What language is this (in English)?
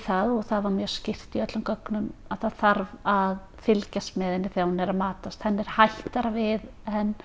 Icelandic